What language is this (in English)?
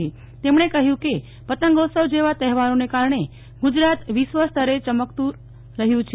Gujarati